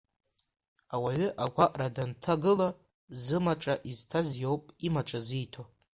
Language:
Abkhazian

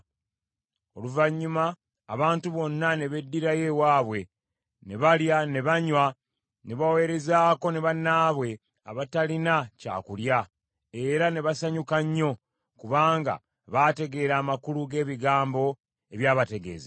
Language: Ganda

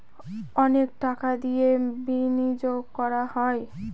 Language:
Bangla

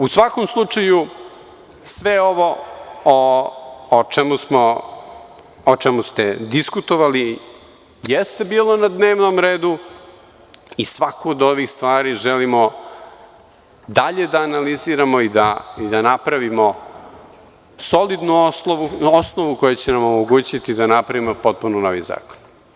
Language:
Serbian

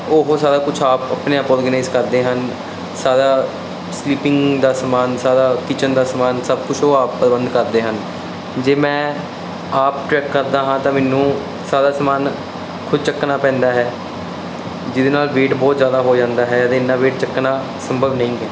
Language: Punjabi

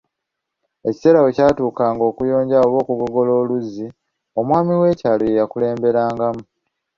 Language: Ganda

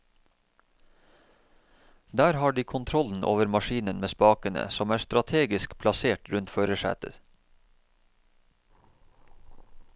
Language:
Norwegian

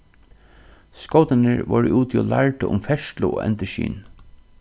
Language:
Faroese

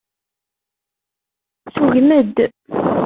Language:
Kabyle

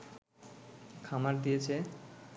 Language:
Bangla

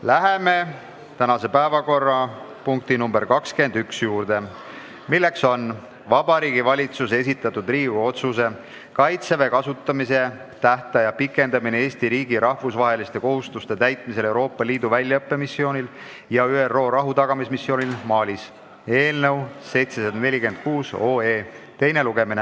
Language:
Estonian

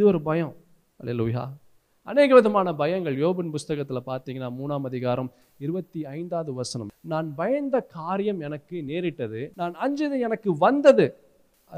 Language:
Tamil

